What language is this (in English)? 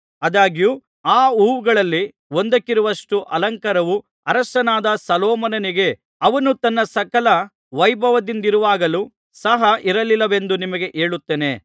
Kannada